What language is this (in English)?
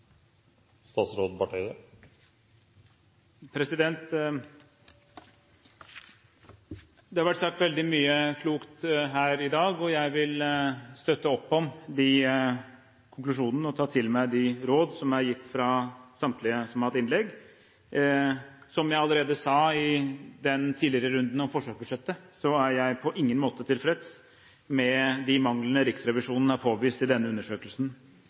Norwegian